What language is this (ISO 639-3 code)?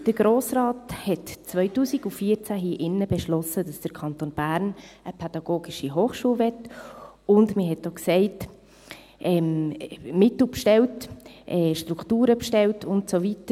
gsw